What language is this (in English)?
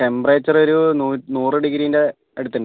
Malayalam